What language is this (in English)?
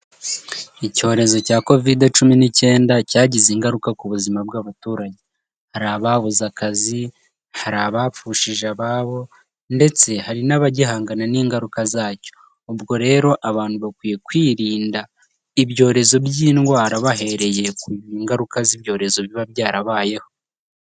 Kinyarwanda